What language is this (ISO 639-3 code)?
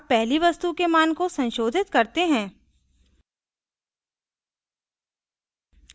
hin